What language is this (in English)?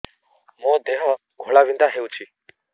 Odia